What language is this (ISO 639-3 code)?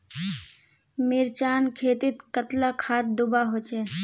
mag